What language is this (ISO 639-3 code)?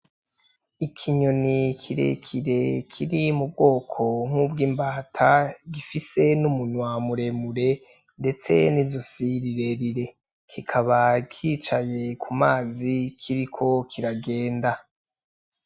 run